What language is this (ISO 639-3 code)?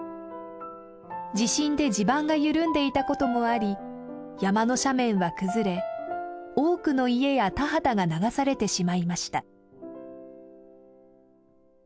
jpn